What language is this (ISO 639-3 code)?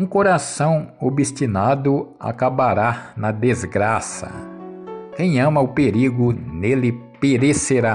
por